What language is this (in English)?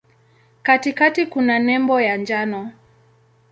Swahili